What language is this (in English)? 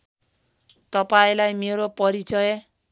Nepali